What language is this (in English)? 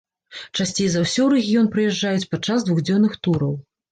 Belarusian